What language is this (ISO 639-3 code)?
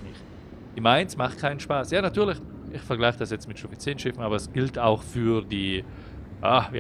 deu